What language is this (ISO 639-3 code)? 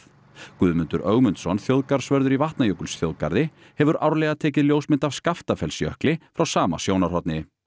isl